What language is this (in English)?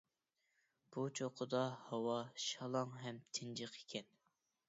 Uyghur